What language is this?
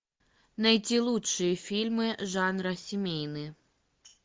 Russian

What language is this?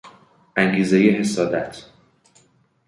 Persian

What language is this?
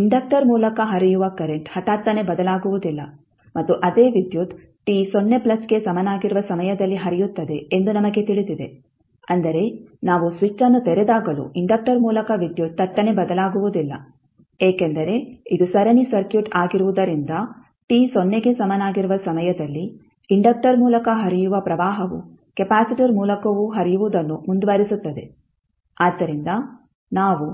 Kannada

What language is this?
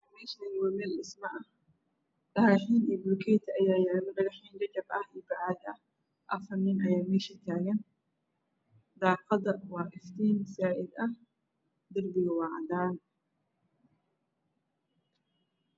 Somali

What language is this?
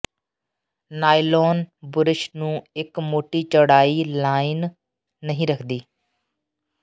Punjabi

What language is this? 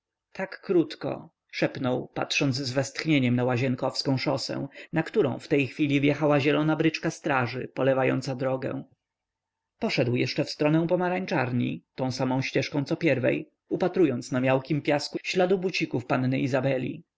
Polish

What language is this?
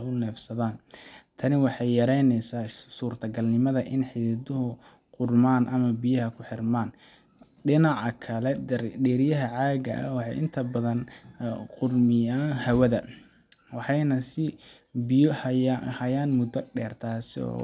Somali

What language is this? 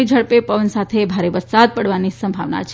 Gujarati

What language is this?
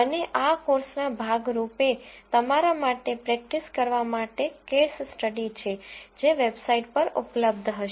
Gujarati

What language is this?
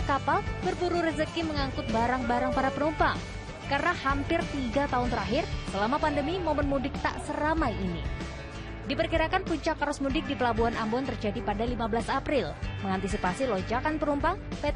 Indonesian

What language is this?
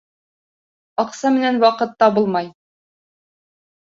Bashkir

